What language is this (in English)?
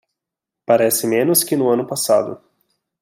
Portuguese